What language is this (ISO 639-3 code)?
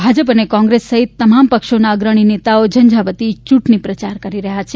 guj